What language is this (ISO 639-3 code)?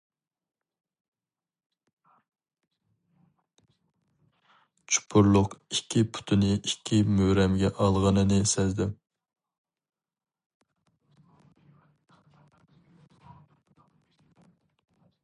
uig